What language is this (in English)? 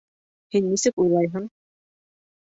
Bashkir